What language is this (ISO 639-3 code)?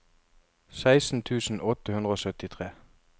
nor